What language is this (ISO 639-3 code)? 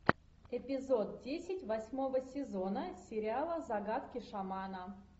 rus